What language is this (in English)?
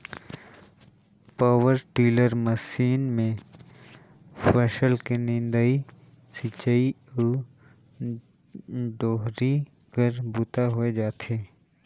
Chhattisgarhi